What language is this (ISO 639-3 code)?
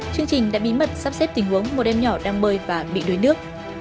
vie